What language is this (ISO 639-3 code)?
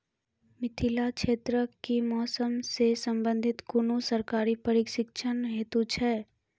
mai